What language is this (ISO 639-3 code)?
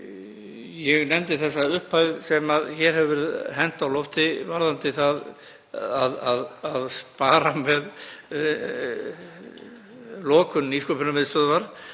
isl